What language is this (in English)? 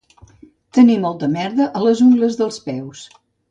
Catalan